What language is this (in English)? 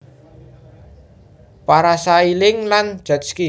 Javanese